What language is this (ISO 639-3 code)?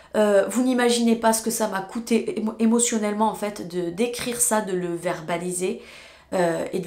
fra